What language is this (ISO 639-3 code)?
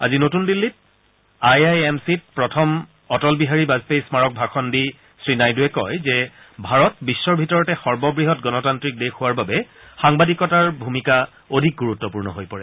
asm